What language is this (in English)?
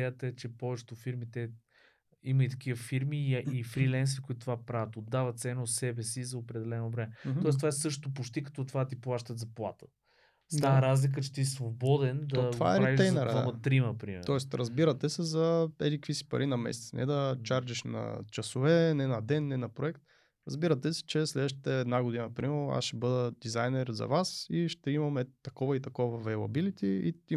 Bulgarian